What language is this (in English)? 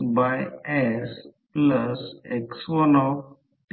Marathi